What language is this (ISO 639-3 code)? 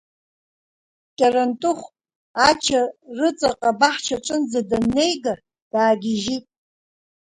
abk